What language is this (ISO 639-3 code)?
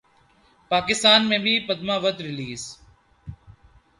urd